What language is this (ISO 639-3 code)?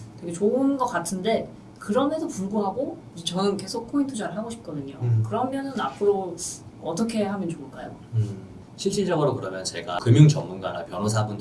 kor